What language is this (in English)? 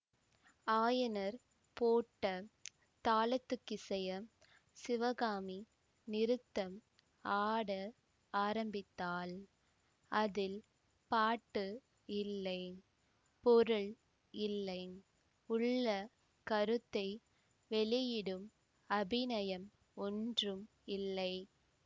Tamil